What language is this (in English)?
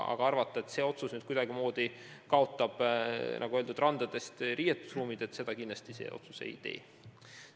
Estonian